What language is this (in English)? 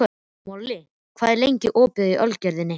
Icelandic